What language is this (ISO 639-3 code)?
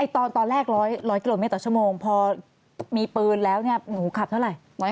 tha